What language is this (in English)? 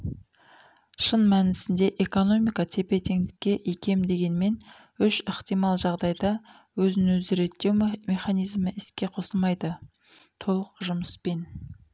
Kazakh